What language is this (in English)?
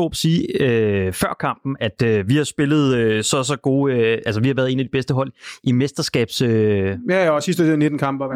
Danish